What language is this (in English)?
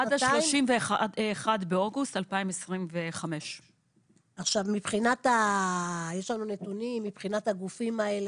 Hebrew